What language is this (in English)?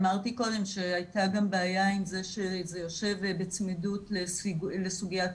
Hebrew